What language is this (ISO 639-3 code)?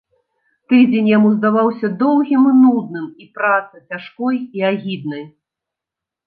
bel